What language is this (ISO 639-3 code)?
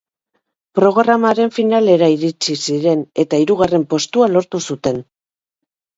eus